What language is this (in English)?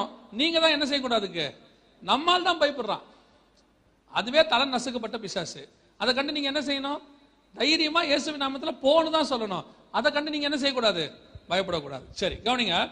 Tamil